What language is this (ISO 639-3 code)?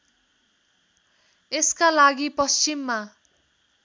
nep